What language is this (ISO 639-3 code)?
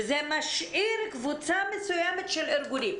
heb